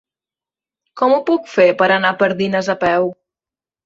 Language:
Catalan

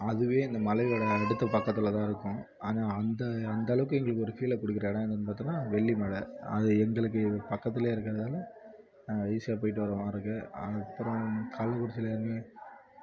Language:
Tamil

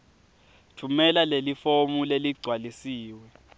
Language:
Swati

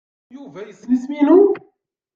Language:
Kabyle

